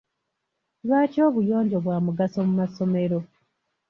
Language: Ganda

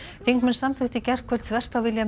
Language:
Icelandic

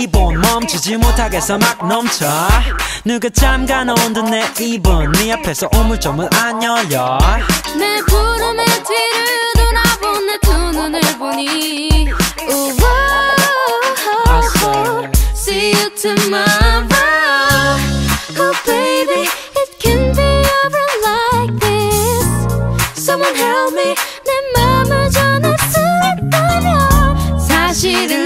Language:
Korean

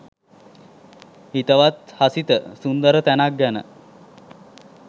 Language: Sinhala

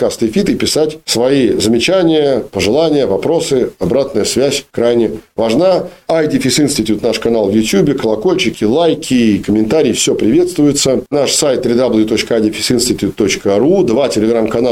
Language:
Russian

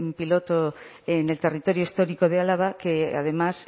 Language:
Spanish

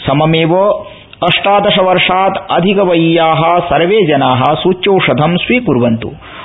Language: Sanskrit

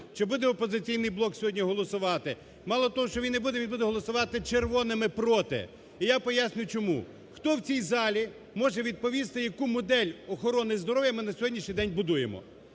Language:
Ukrainian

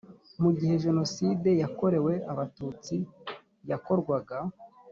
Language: Kinyarwanda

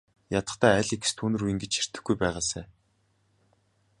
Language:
Mongolian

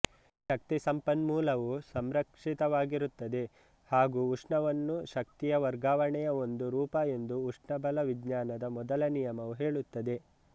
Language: Kannada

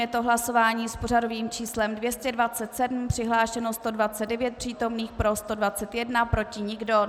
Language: Czech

